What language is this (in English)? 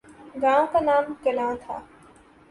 Urdu